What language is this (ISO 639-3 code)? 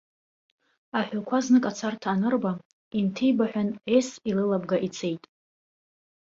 abk